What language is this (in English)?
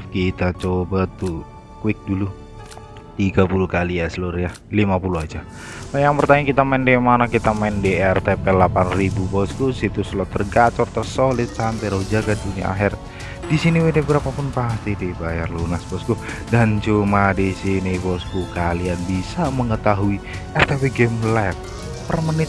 Indonesian